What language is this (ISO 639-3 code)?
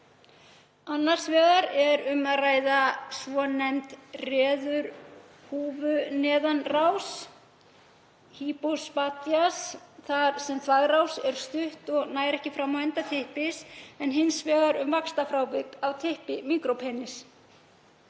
isl